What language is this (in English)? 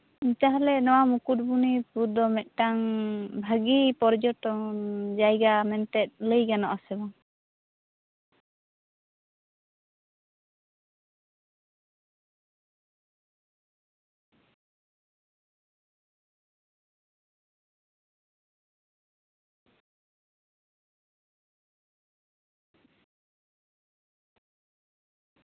Santali